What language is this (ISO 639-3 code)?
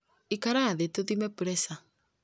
kik